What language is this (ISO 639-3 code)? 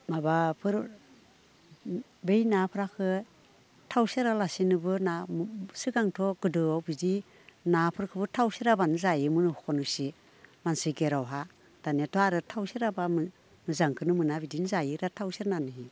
brx